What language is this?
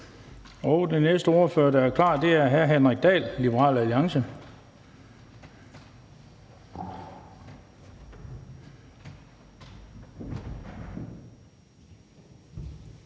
Danish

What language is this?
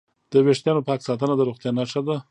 Pashto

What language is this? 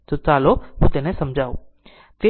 Gujarati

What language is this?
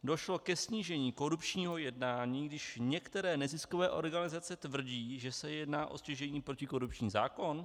Czech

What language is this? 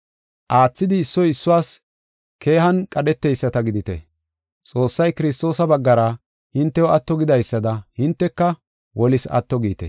Gofa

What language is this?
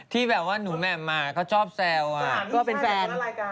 Thai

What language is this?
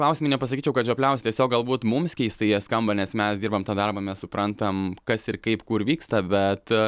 Lithuanian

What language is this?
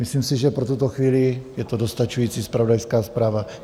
Czech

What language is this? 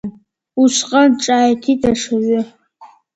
Abkhazian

